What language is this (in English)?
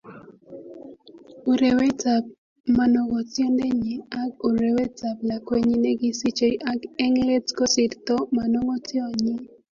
Kalenjin